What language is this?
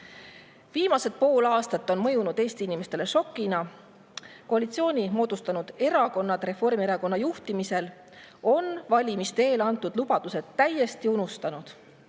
Estonian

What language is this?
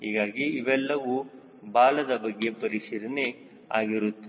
Kannada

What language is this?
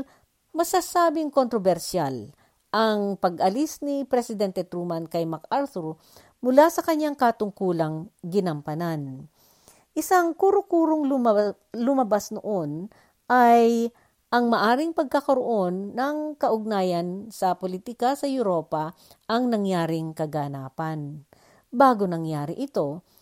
Filipino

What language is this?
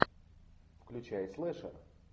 Russian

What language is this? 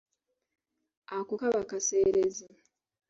Ganda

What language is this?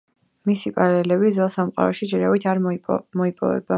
Georgian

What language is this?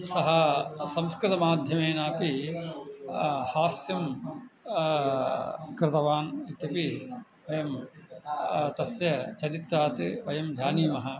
Sanskrit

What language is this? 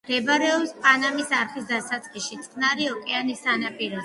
Georgian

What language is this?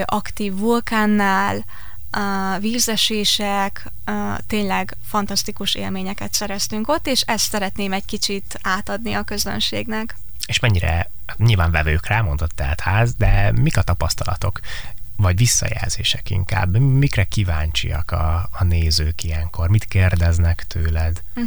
Hungarian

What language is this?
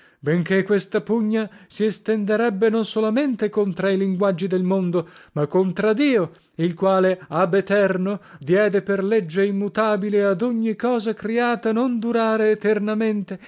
Italian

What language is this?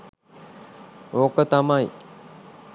Sinhala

